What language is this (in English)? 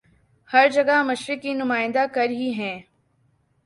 Urdu